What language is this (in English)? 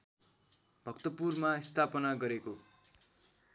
Nepali